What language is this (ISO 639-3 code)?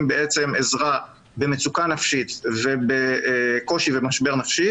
heb